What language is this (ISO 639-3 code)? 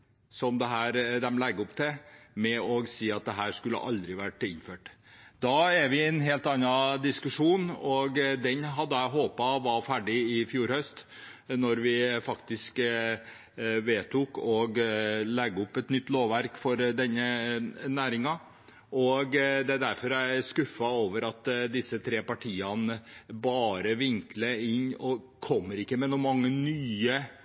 nob